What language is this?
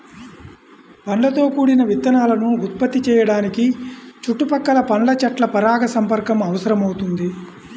Telugu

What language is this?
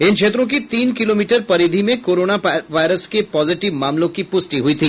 Hindi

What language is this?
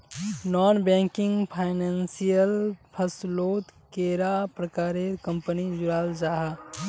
Magahi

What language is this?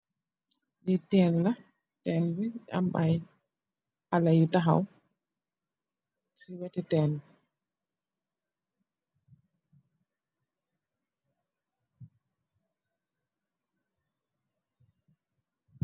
Wolof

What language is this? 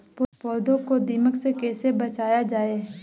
Hindi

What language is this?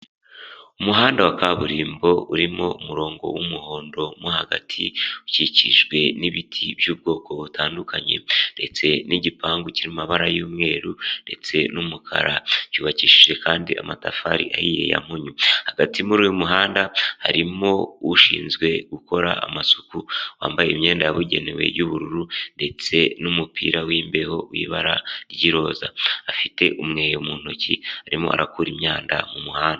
Kinyarwanda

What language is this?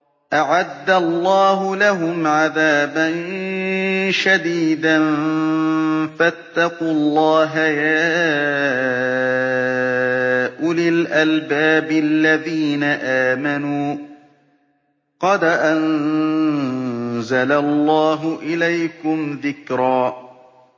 Arabic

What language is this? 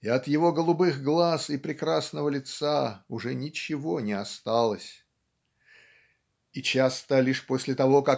Russian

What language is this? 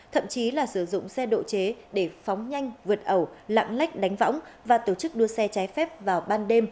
Vietnamese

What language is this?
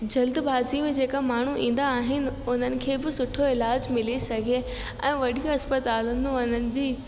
Sindhi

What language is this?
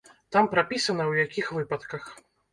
Belarusian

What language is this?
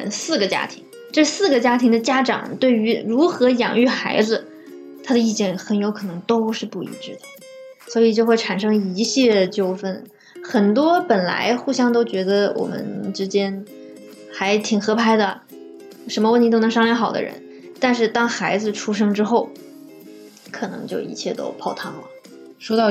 Chinese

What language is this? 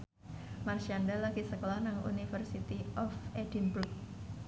Javanese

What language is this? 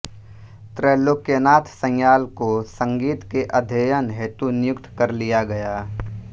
Hindi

